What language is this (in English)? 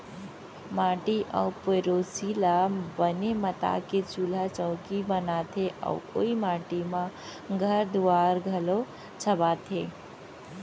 Chhattisgarhi